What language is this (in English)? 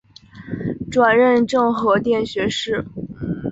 Chinese